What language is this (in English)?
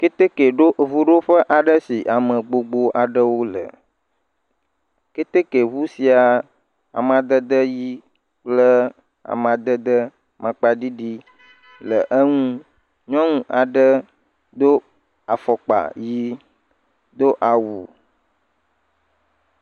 Ewe